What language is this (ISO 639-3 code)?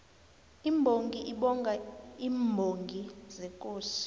nbl